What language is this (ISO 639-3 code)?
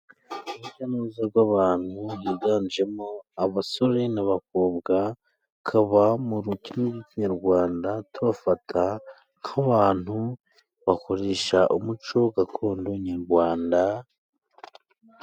kin